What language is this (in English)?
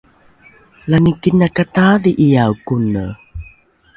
Rukai